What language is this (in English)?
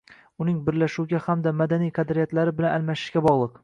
Uzbek